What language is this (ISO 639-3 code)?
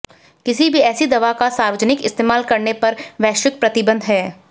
hin